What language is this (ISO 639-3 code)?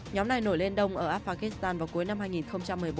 vie